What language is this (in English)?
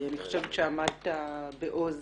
Hebrew